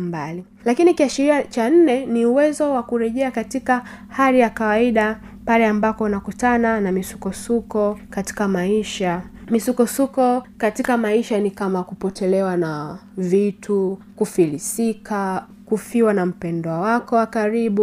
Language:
Swahili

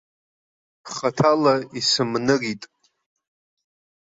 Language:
Abkhazian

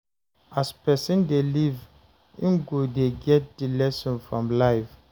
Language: Nigerian Pidgin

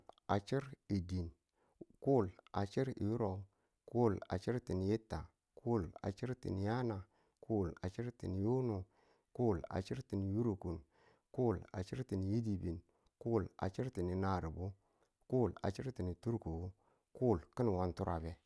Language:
Tula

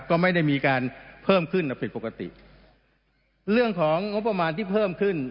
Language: Thai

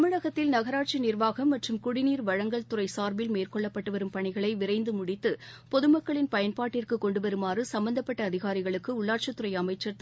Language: Tamil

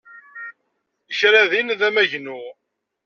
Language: Kabyle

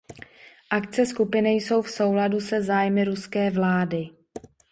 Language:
Czech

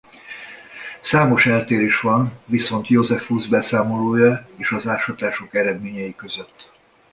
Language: Hungarian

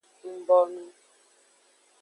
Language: Aja (Benin)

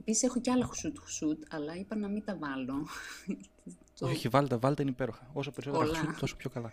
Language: Greek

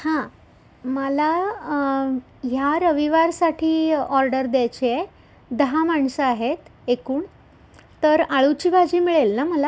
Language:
Marathi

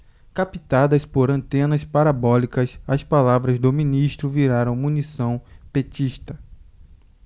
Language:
Portuguese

